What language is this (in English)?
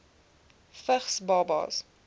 Afrikaans